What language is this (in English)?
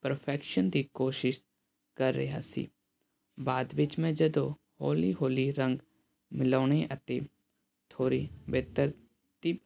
Punjabi